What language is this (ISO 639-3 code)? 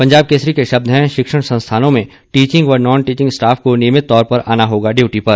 hin